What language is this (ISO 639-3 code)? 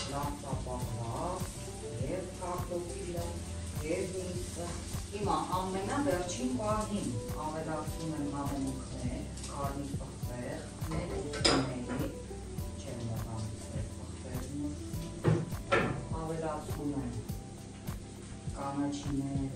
ron